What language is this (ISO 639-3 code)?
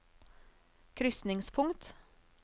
nor